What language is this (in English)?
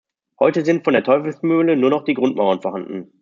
German